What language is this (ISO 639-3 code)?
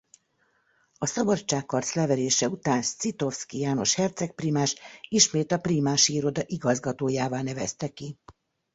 hun